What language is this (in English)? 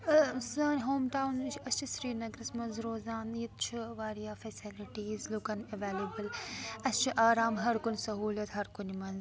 Kashmiri